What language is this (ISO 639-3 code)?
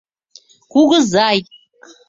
chm